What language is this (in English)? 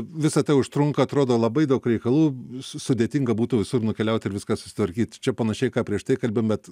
Lithuanian